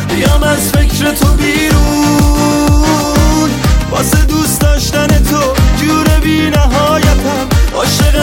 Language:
Persian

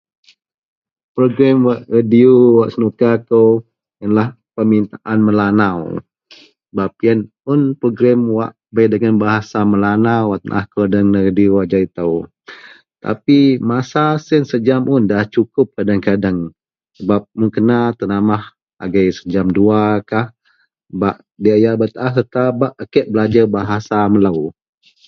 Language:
Central Melanau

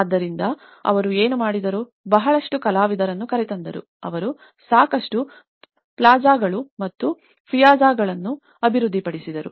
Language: Kannada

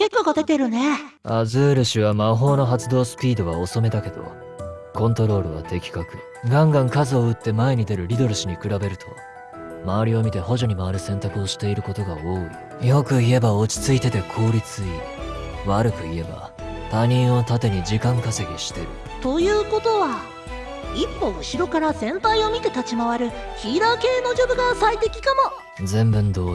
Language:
Japanese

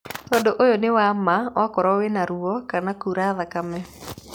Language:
Kikuyu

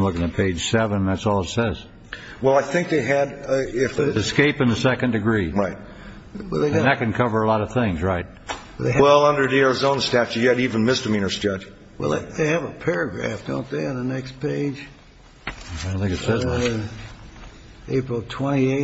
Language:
English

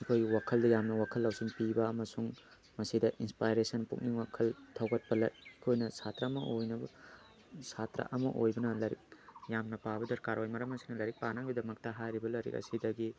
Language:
Manipuri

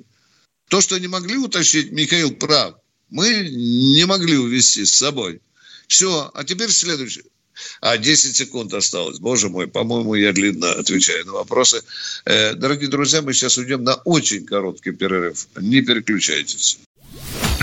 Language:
Russian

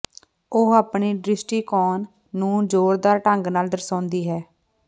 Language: Punjabi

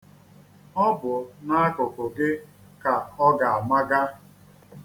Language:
Igbo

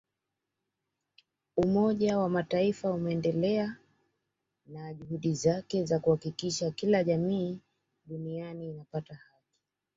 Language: Swahili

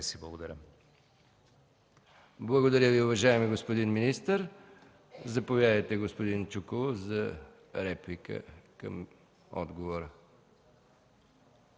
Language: Bulgarian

